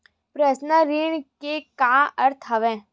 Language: Chhattisgarhi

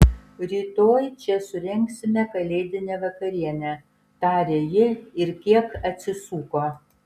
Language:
Lithuanian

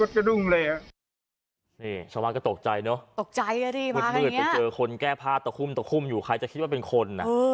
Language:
Thai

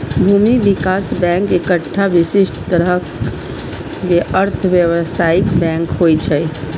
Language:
Maithili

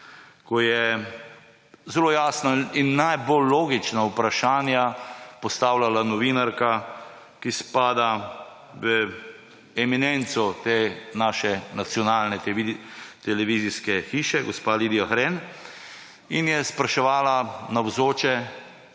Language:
Slovenian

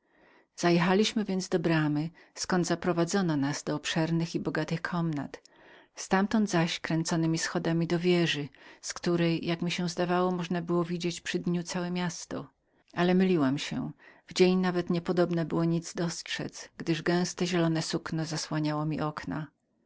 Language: Polish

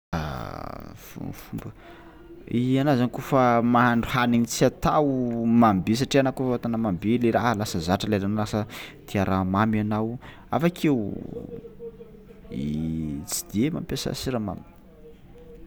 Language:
Tsimihety Malagasy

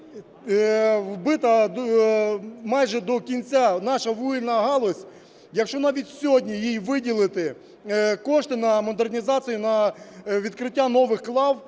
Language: Ukrainian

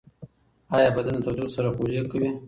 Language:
Pashto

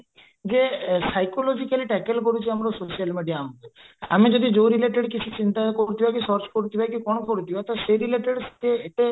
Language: Odia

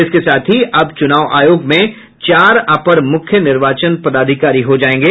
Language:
Hindi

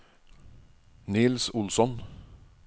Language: Norwegian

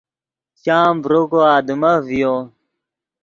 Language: Yidgha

